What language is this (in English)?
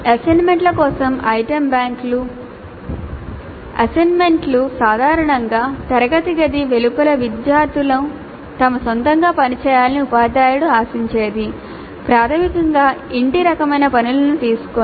Telugu